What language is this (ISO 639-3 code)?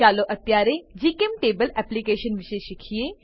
guj